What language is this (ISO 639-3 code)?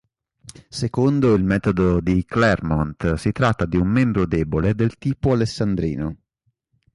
ita